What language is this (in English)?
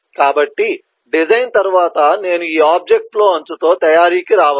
Telugu